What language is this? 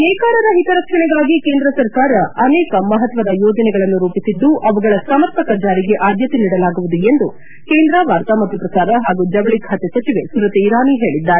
Kannada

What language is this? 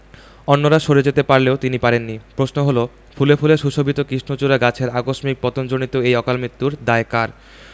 Bangla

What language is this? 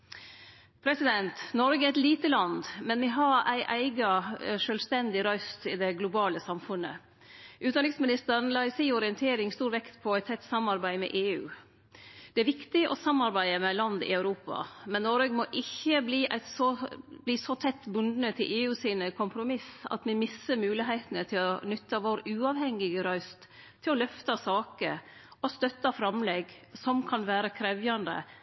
Norwegian Nynorsk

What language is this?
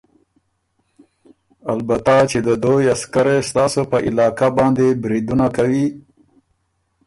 Ormuri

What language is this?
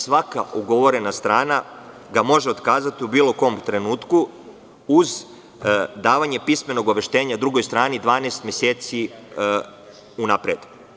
Serbian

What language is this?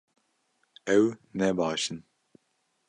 Kurdish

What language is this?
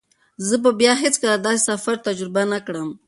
Pashto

